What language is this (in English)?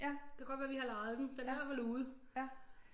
Danish